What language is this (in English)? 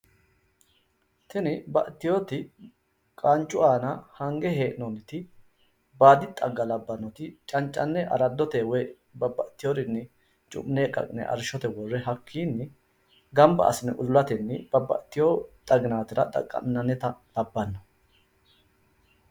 Sidamo